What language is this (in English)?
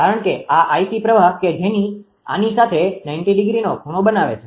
Gujarati